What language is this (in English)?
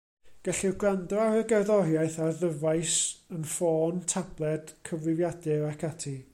Welsh